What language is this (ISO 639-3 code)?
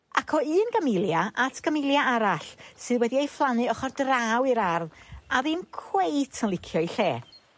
cym